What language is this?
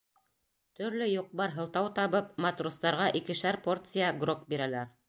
Bashkir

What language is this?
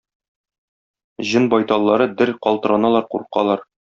Tatar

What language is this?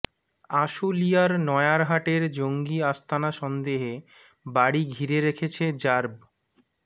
Bangla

